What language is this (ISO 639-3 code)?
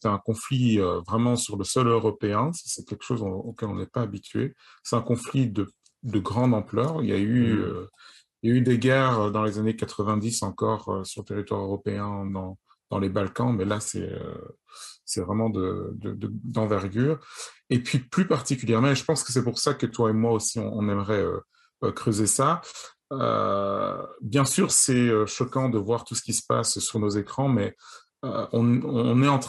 fra